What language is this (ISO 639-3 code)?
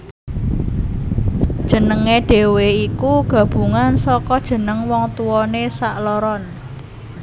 jav